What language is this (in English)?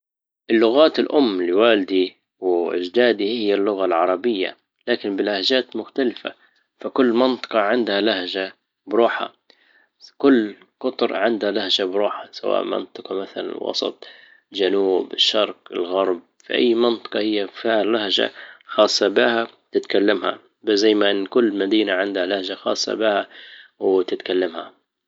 Libyan Arabic